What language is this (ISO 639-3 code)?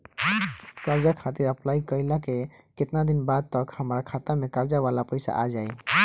bho